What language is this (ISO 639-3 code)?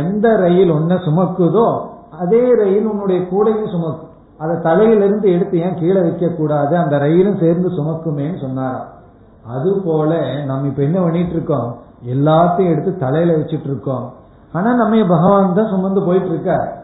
tam